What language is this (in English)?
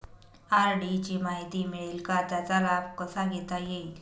Marathi